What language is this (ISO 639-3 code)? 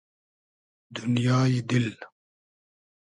haz